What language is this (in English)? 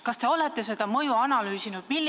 Estonian